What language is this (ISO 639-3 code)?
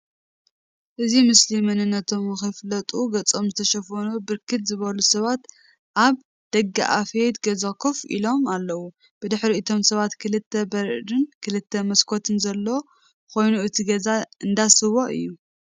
tir